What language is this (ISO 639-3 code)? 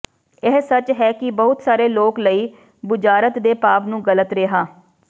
pan